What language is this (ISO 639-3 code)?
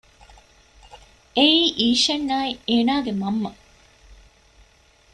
div